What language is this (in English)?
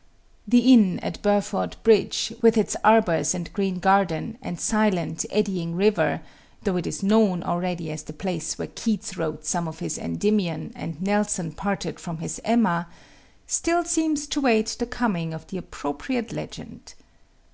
English